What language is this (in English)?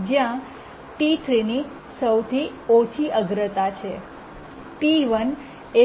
Gujarati